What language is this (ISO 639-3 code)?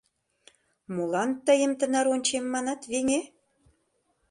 chm